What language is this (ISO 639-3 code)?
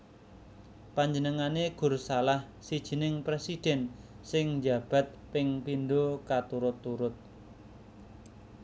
jav